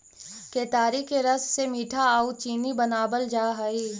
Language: Magahi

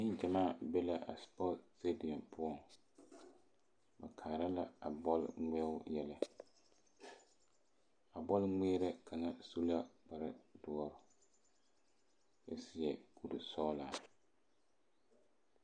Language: Southern Dagaare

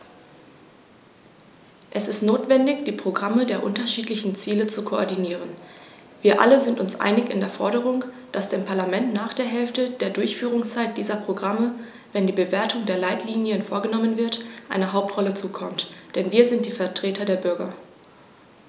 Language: German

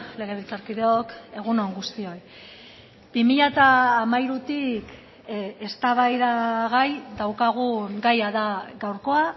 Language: Basque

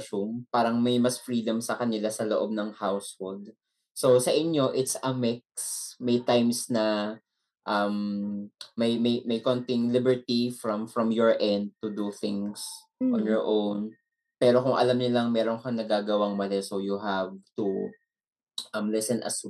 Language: Filipino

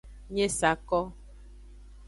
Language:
Aja (Benin)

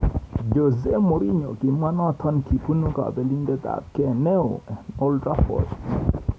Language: Kalenjin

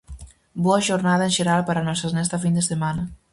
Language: Galician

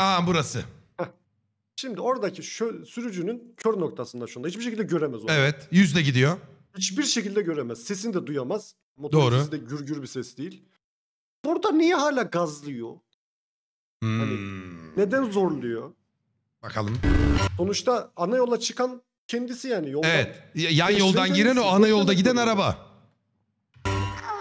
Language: Turkish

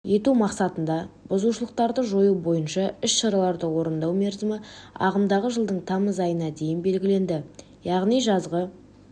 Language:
Kazakh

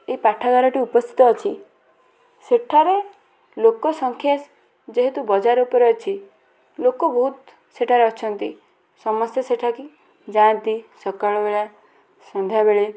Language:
Odia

